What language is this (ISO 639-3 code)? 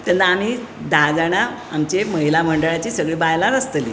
kok